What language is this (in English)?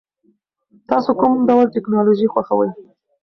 Pashto